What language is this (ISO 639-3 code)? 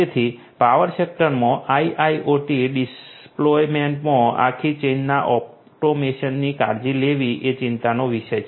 guj